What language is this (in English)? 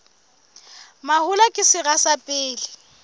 Southern Sotho